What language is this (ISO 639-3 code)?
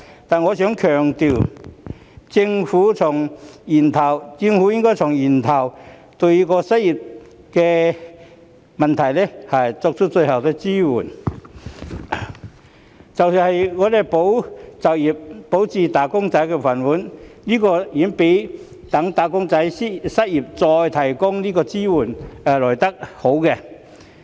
yue